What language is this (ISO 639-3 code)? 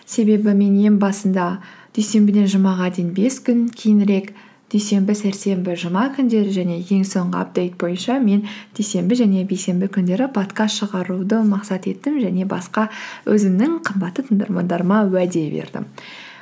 kaz